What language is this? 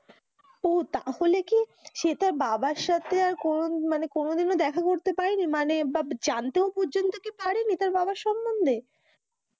Bangla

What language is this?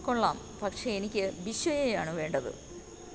Malayalam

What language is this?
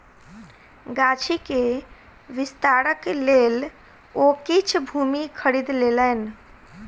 Maithili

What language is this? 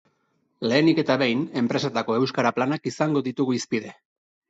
Basque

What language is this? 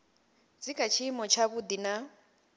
Venda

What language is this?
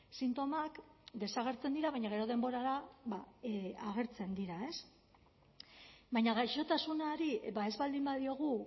Basque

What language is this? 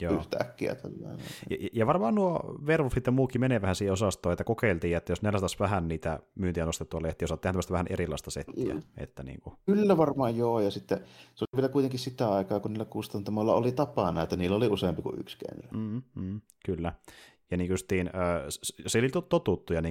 Finnish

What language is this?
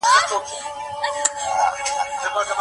Pashto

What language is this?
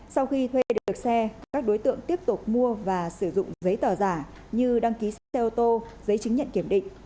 Vietnamese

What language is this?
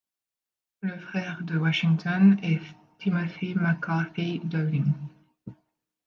French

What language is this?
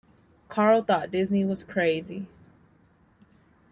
English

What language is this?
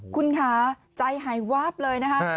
Thai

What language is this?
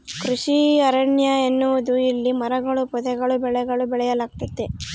Kannada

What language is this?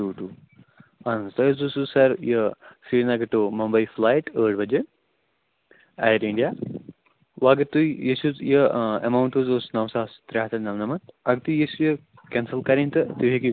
Kashmiri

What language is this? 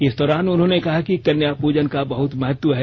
Hindi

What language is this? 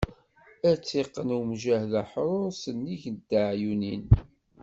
Kabyle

